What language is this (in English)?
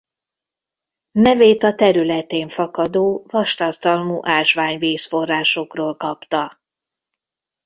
Hungarian